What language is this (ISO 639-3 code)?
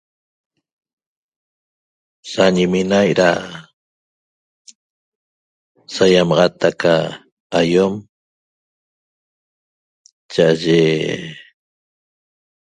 tob